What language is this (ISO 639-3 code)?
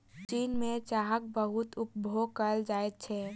mai